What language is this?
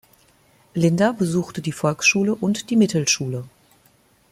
German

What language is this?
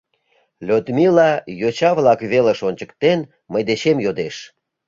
Mari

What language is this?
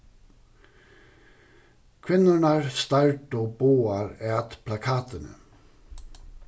Faroese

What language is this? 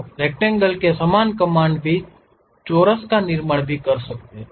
Hindi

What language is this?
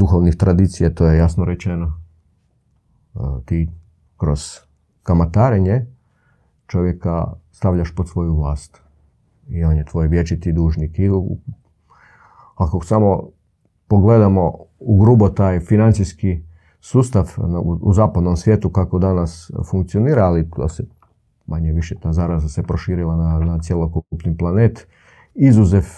Croatian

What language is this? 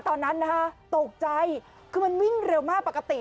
Thai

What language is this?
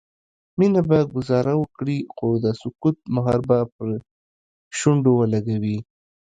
Pashto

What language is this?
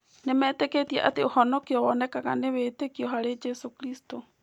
Kikuyu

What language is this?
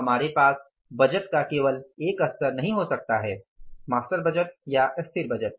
Hindi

